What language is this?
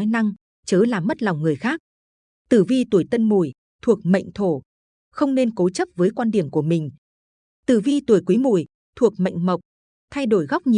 Vietnamese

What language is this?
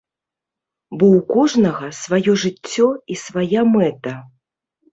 Belarusian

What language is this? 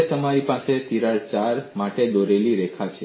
Gujarati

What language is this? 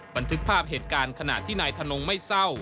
Thai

